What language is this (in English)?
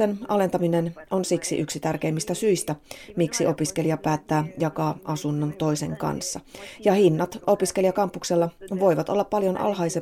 Finnish